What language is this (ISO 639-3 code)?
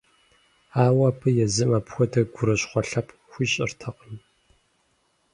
kbd